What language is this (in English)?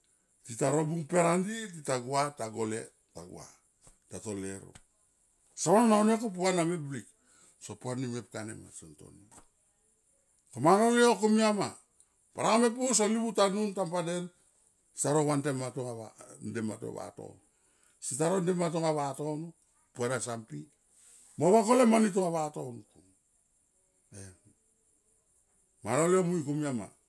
Tomoip